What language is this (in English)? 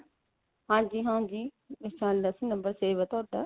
Punjabi